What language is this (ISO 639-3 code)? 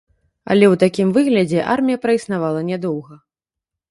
bel